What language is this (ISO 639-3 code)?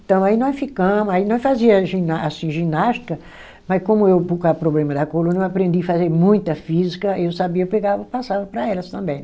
por